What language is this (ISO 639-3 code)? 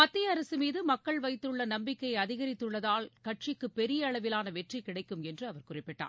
tam